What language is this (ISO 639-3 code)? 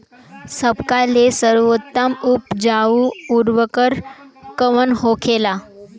bho